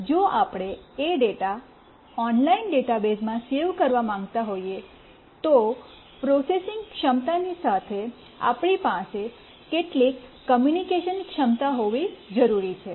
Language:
Gujarati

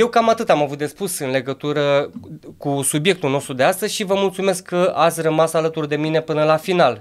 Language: Romanian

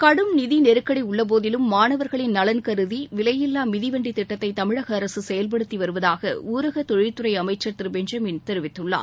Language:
Tamil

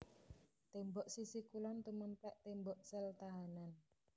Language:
Javanese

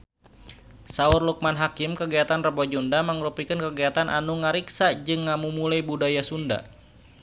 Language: Sundanese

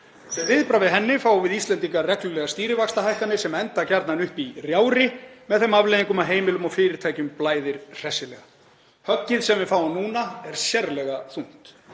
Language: Icelandic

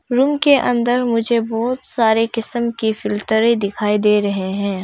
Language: Hindi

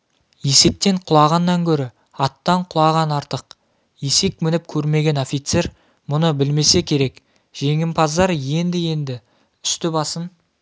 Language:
Kazakh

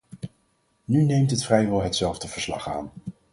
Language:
Dutch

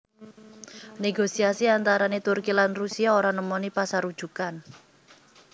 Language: Javanese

